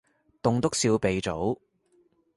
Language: Cantonese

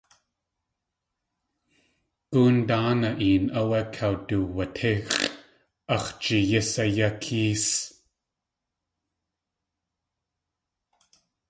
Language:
Tlingit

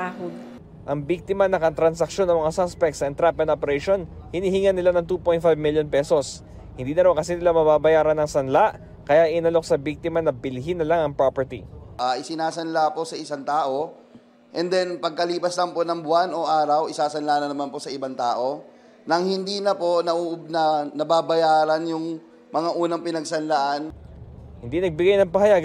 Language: Filipino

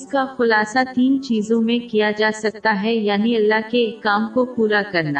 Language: Urdu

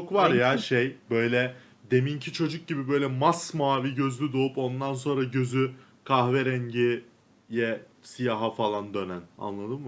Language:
Turkish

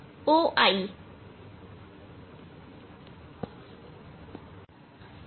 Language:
Hindi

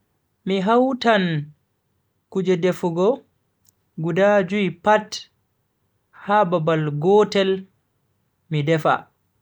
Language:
Bagirmi Fulfulde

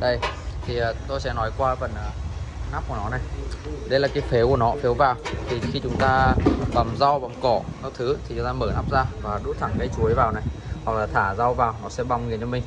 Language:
Vietnamese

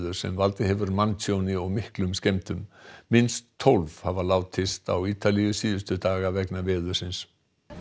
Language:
Icelandic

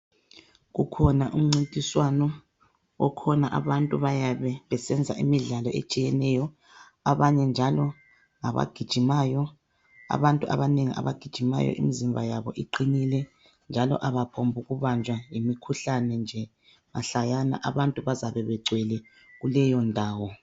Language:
North Ndebele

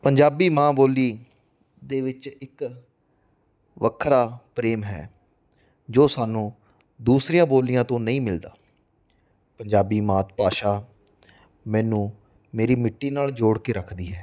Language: Punjabi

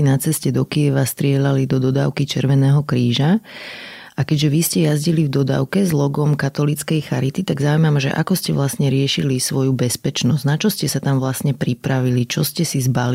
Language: Slovak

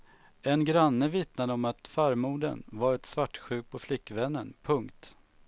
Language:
Swedish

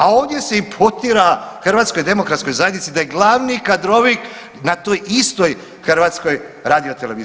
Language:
Croatian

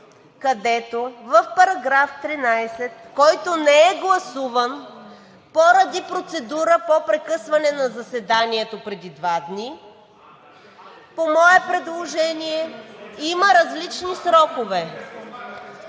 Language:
Bulgarian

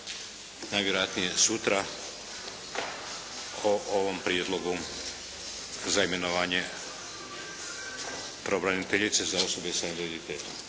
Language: Croatian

